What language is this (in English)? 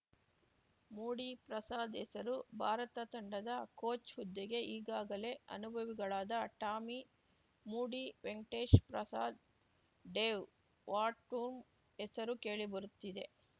Kannada